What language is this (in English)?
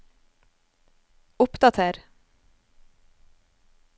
Norwegian